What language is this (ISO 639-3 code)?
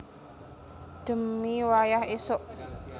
jav